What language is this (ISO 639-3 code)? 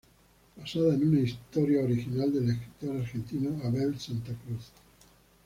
spa